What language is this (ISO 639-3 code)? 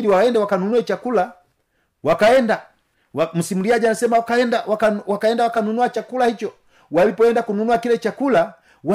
swa